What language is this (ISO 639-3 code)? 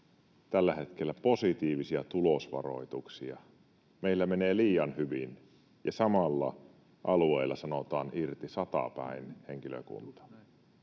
fin